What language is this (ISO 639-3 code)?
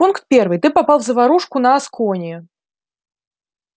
rus